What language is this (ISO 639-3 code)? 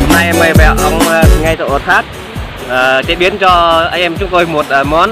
vie